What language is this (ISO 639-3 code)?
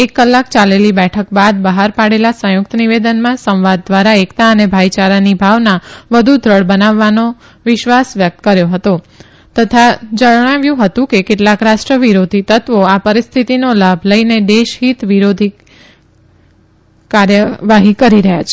guj